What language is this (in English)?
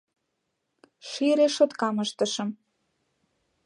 Mari